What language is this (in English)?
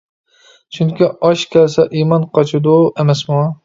Uyghur